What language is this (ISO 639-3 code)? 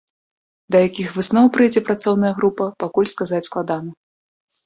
bel